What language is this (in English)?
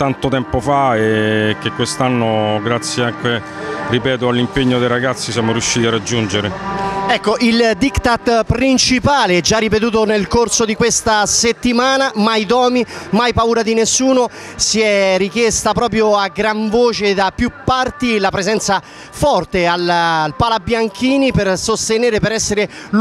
Italian